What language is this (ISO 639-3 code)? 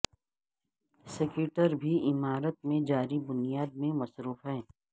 urd